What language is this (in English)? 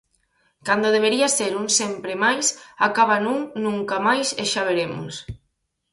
Galician